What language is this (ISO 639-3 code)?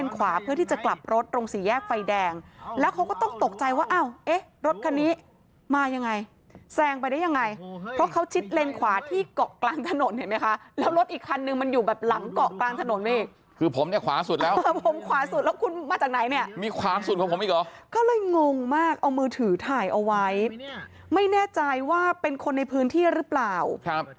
tha